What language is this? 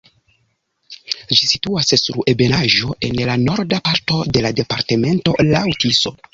Esperanto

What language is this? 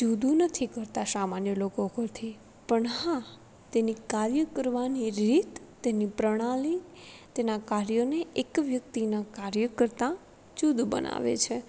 Gujarati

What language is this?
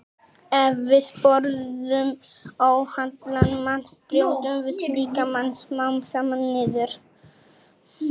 Icelandic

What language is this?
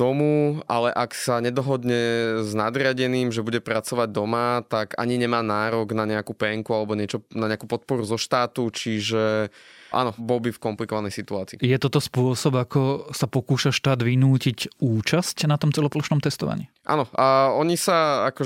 Slovak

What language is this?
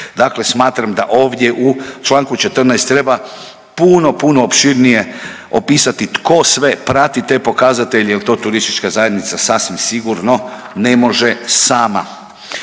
Croatian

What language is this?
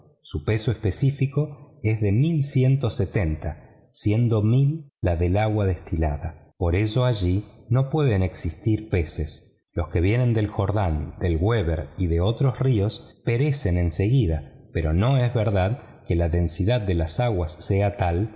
Spanish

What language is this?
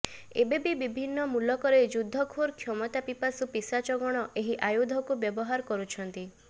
Odia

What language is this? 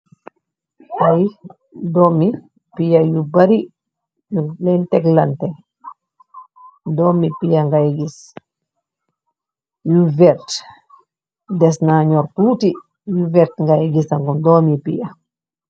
Wolof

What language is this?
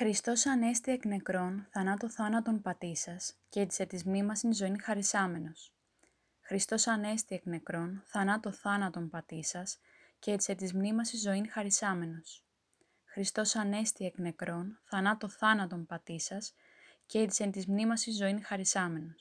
Greek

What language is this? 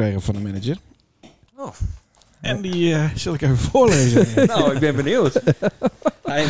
Dutch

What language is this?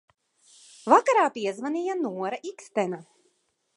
Latvian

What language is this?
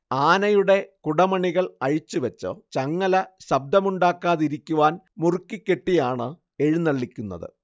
Malayalam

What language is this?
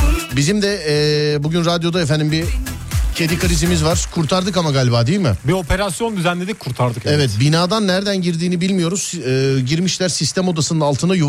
Turkish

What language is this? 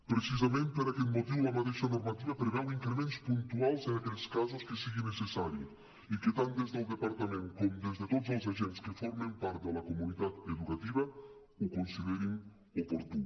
Catalan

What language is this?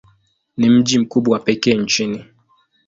Swahili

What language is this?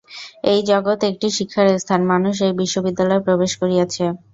Bangla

